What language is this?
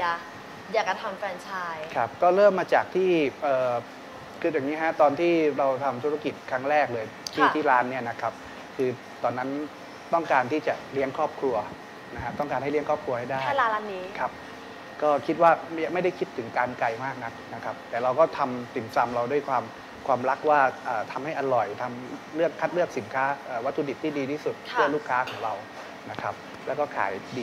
Thai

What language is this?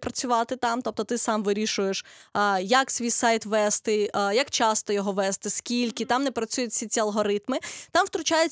Ukrainian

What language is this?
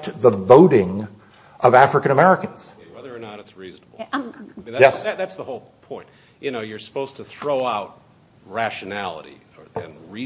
English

